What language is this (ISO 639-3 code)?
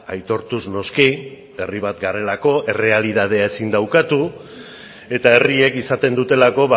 eus